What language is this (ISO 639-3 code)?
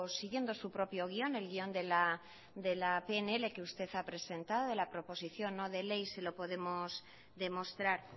spa